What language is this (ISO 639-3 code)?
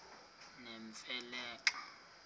xho